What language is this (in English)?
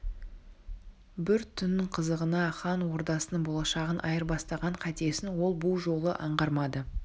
Kazakh